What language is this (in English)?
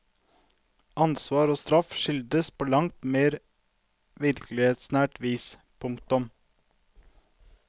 Norwegian